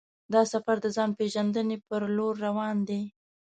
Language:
Pashto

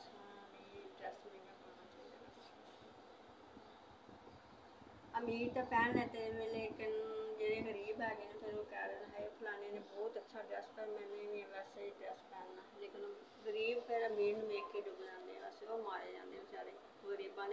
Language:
Punjabi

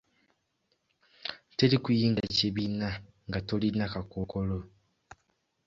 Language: Ganda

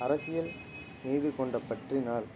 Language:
Tamil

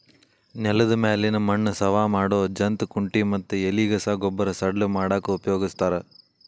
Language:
Kannada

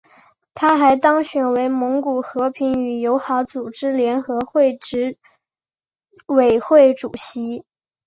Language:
Chinese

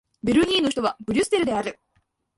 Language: Japanese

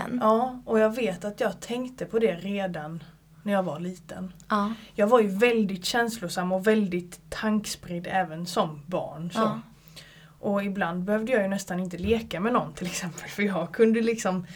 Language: Swedish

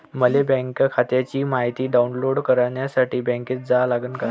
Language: Marathi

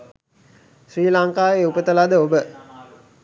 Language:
Sinhala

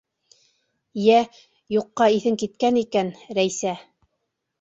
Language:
Bashkir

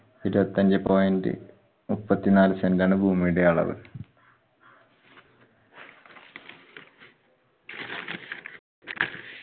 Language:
Malayalam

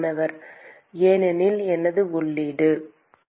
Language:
Tamil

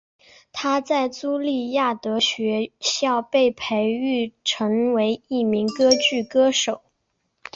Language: Chinese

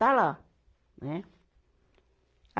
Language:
Portuguese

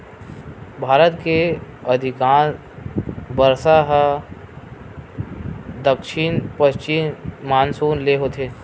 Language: Chhattisgarhi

